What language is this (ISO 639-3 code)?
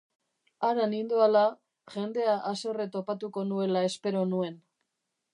eus